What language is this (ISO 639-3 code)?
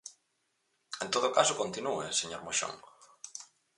glg